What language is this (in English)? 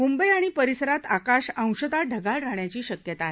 Marathi